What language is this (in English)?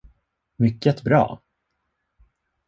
Swedish